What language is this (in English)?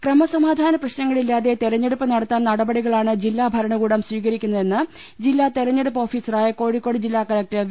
Malayalam